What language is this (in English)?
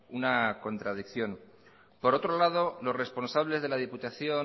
Spanish